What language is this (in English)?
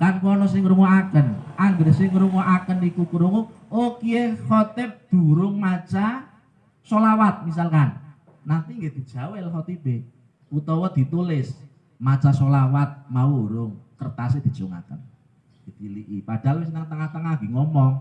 Indonesian